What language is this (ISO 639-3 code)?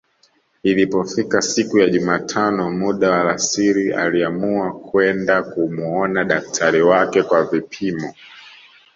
swa